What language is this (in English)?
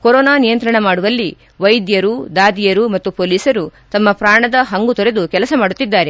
Kannada